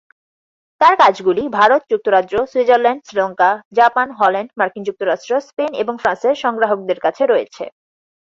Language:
Bangla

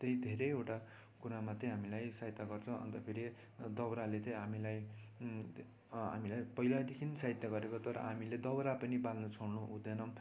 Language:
Nepali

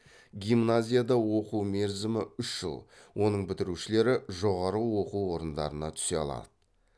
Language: Kazakh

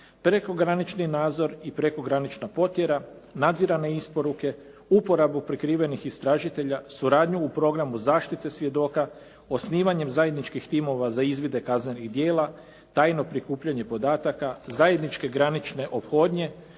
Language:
Croatian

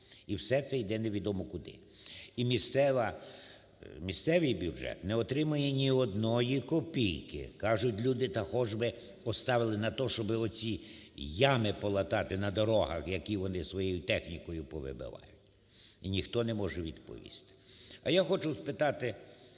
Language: Ukrainian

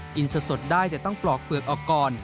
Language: Thai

